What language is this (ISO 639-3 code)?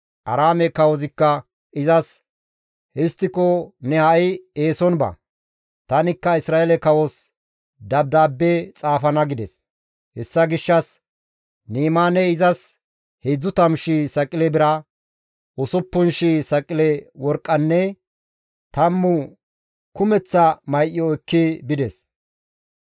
gmv